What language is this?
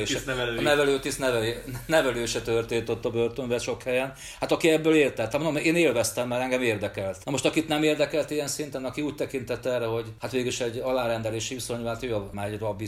Hungarian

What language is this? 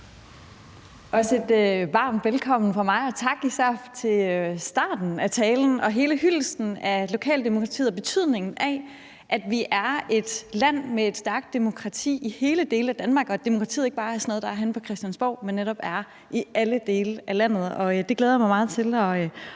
Danish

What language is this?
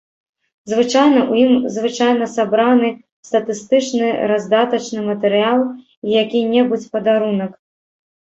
Belarusian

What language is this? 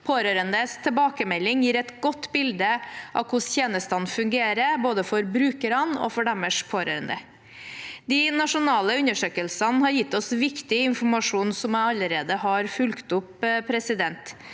Norwegian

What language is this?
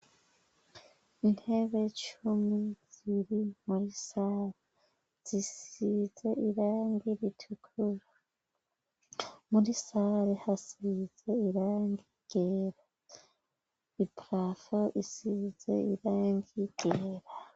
Rundi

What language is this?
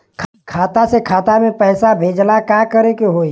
Bhojpuri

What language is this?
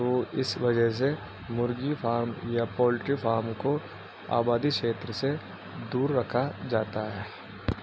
Urdu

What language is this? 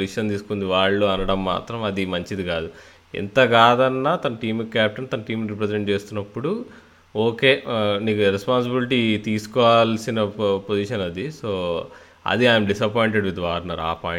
Telugu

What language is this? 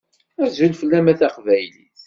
Kabyle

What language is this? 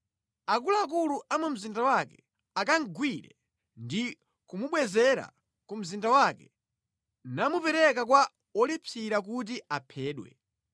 Nyanja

